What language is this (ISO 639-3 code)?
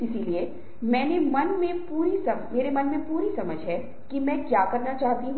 hin